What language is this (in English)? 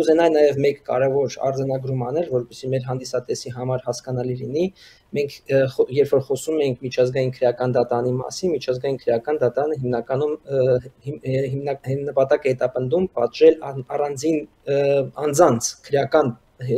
Romanian